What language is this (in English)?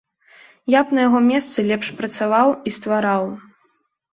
Belarusian